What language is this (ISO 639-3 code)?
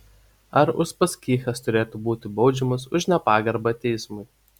lit